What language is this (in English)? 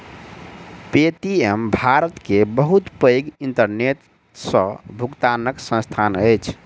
Maithili